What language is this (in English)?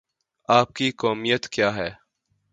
Urdu